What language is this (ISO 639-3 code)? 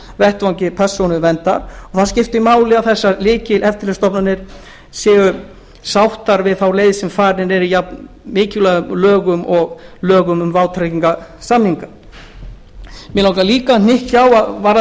isl